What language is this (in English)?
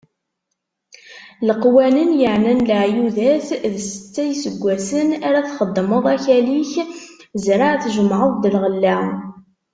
Kabyle